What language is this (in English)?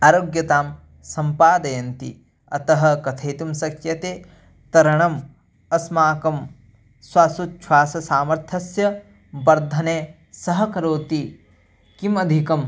Sanskrit